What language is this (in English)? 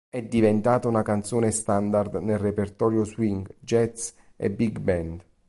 Italian